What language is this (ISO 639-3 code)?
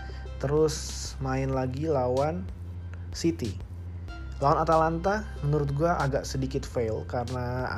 ind